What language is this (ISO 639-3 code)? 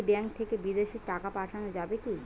ben